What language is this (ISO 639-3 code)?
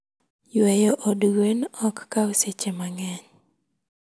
luo